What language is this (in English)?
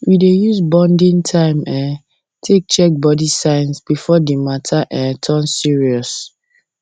Nigerian Pidgin